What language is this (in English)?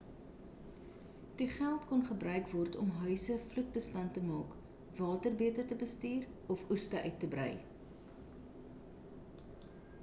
Afrikaans